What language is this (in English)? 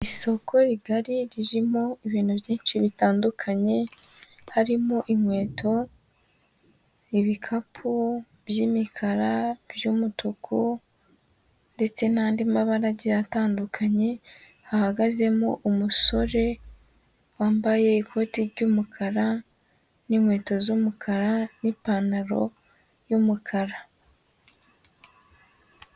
Kinyarwanda